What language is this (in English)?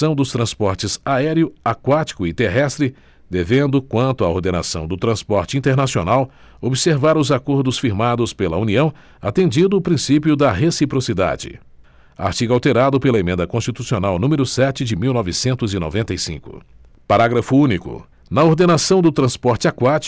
Portuguese